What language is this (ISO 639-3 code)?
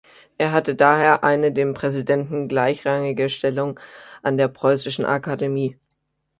deu